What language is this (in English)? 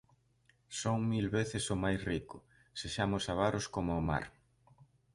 Galician